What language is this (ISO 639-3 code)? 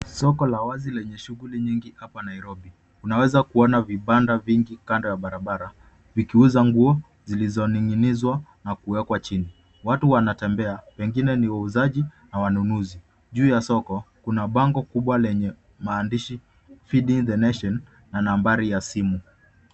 swa